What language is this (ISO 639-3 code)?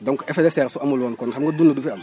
wol